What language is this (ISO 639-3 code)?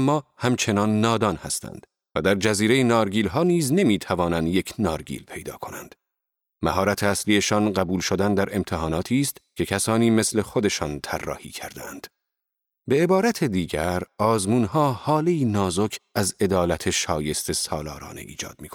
fas